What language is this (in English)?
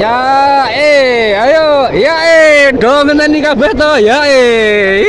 Indonesian